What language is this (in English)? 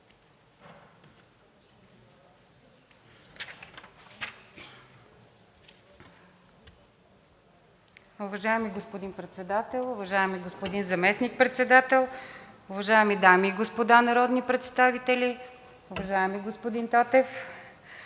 Bulgarian